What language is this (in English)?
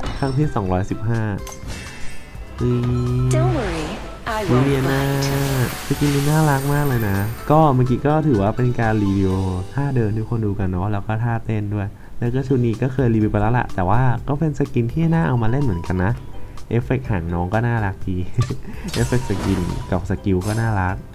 Thai